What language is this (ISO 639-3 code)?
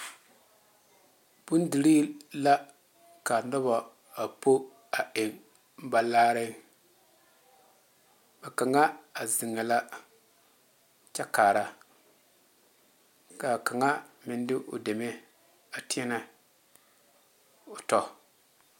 dga